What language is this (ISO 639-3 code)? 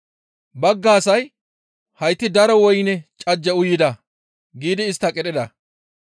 gmv